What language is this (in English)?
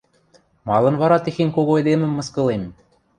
Western Mari